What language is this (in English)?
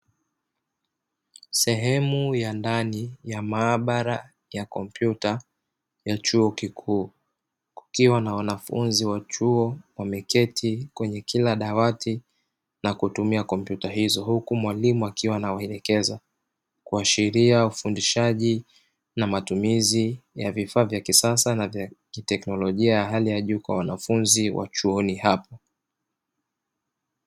Swahili